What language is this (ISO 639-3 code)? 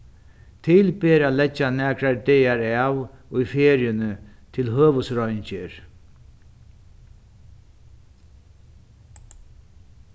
fao